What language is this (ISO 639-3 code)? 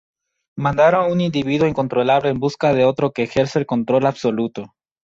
spa